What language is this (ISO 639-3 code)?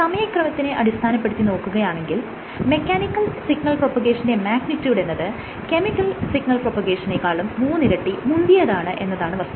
mal